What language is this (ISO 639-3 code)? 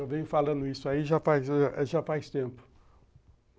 por